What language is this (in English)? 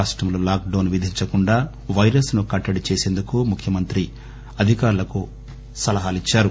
Telugu